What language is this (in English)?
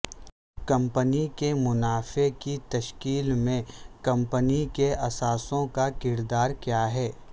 Urdu